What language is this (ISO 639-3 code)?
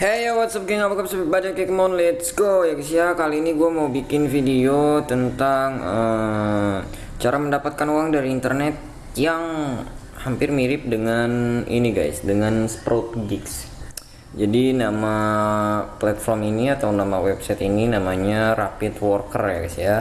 ind